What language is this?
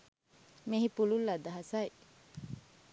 Sinhala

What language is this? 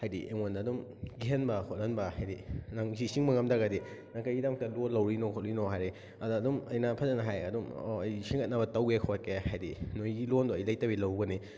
Manipuri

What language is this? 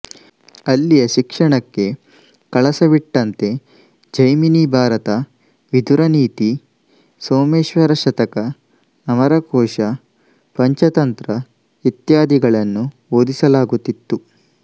Kannada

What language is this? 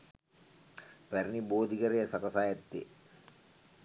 Sinhala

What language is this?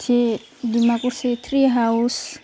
Bodo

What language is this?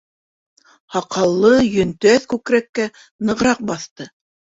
Bashkir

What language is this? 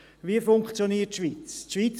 Swiss German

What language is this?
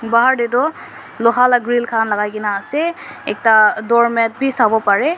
Naga Pidgin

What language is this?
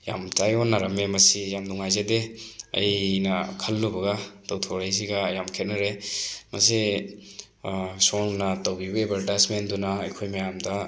Manipuri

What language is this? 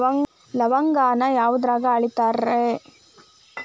Kannada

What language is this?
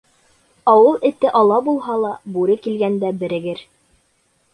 Bashkir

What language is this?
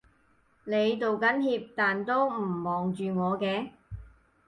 Cantonese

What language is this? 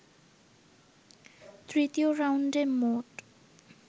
Bangla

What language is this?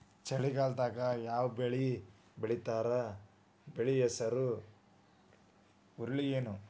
Kannada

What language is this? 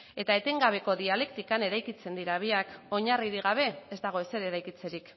Basque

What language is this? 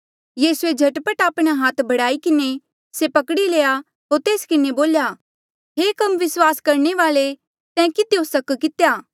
Mandeali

